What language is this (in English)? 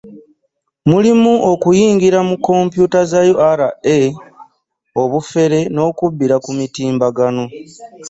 Ganda